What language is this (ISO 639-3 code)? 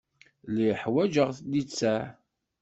kab